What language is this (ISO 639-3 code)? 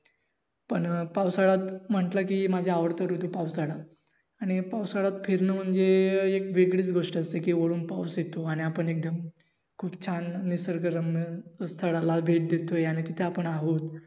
mar